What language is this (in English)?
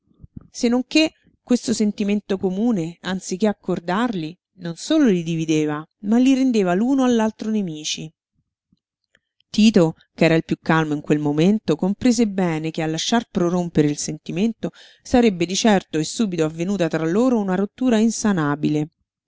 Italian